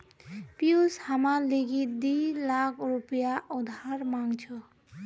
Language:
Magahi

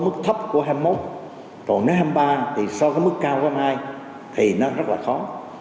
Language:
Vietnamese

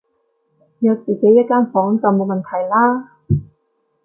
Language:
Cantonese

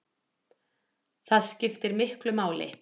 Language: Icelandic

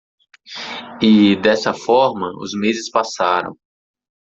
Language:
Portuguese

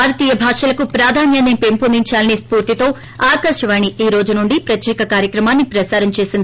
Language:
Telugu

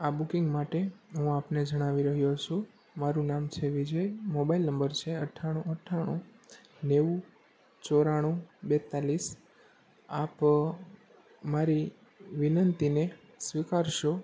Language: Gujarati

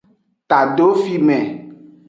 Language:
Aja (Benin)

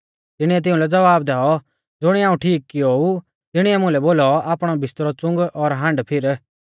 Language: Mahasu Pahari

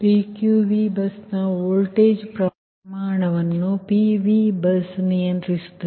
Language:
Kannada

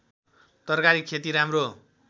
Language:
Nepali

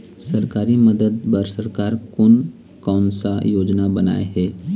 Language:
Chhattisgarhi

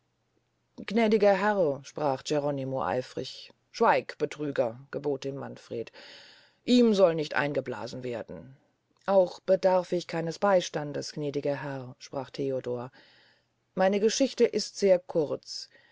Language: German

